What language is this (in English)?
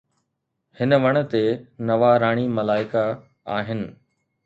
Sindhi